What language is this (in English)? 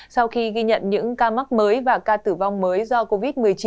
Vietnamese